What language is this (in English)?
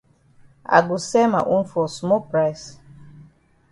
Cameroon Pidgin